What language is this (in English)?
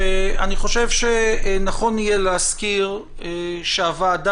Hebrew